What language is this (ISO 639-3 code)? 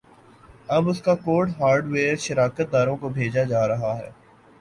urd